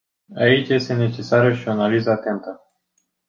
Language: Romanian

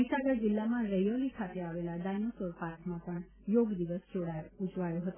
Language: Gujarati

